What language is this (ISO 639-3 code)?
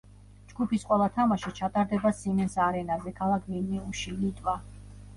kat